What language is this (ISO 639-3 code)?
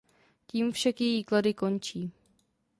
ces